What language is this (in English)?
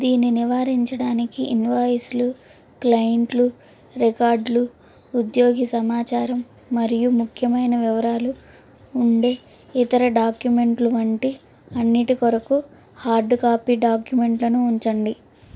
Telugu